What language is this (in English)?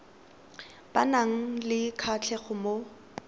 Tswana